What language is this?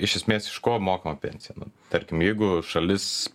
Lithuanian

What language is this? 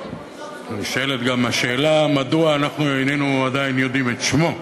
Hebrew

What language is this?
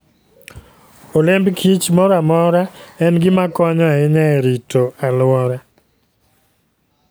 Luo (Kenya and Tanzania)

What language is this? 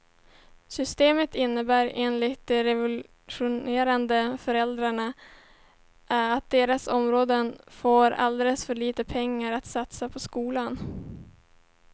Swedish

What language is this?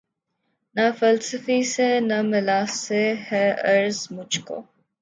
Urdu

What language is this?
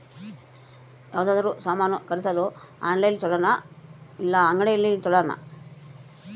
Kannada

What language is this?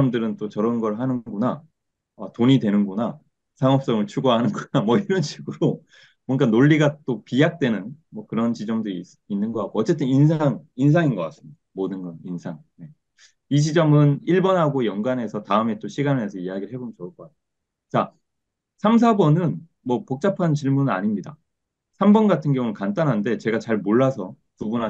Korean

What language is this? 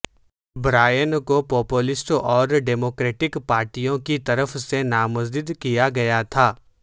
Urdu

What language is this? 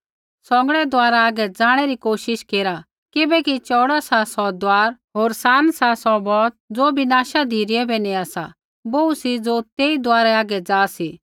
Kullu Pahari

